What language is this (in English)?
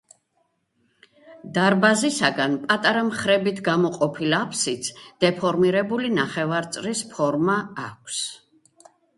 Georgian